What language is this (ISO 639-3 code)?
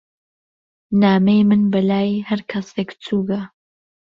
ckb